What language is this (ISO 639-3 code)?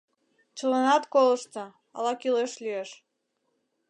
chm